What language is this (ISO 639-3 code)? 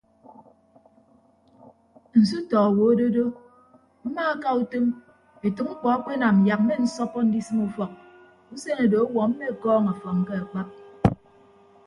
ibb